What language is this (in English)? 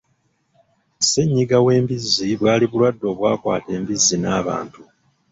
Ganda